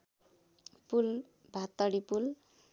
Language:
Nepali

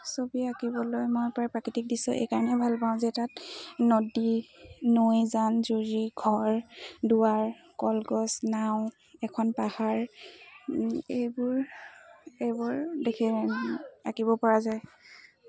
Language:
Assamese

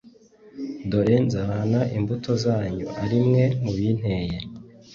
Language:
Kinyarwanda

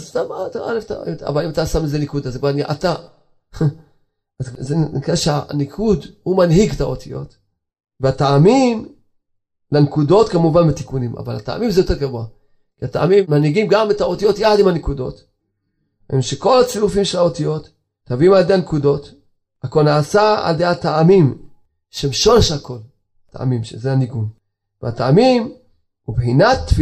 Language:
Hebrew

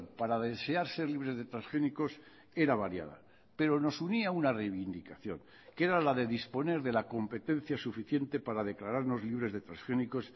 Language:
Spanish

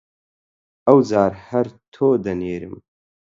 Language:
Central Kurdish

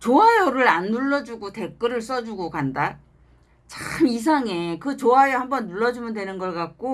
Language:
Korean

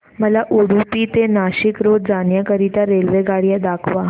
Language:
Marathi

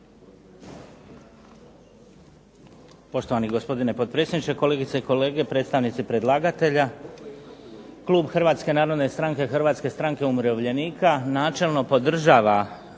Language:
Croatian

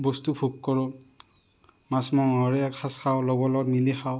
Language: Assamese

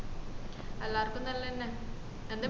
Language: Malayalam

